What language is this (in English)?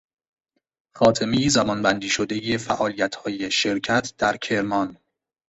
Persian